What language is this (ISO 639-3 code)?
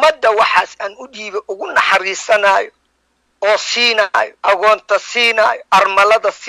ara